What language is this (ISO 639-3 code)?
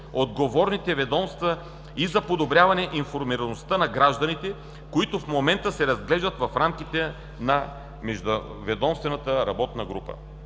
bul